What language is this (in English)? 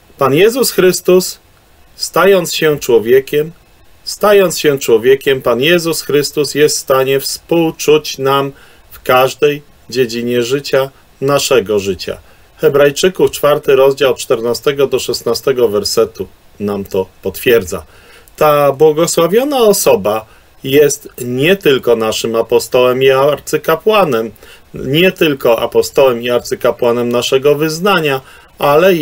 Polish